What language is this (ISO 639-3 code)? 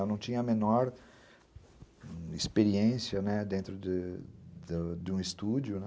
por